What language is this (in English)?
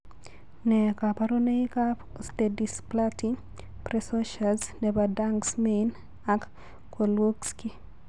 Kalenjin